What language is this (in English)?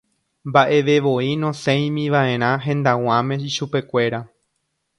Guarani